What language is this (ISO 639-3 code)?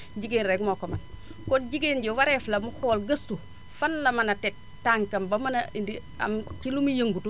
wol